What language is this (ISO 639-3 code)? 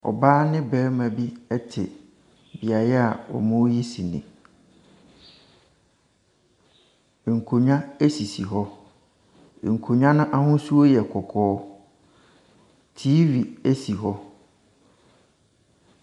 aka